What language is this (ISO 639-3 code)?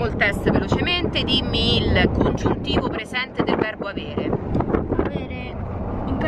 ita